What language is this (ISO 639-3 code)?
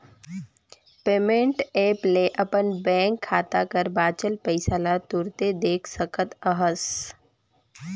hne